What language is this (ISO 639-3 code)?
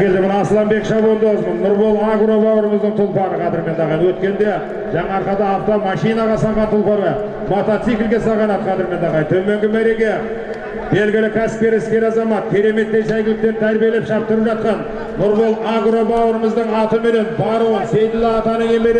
tur